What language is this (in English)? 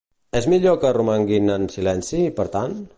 Catalan